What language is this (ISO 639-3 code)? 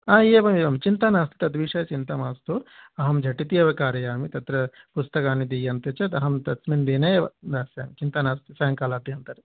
san